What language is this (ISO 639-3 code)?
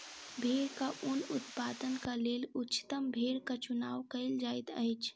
mai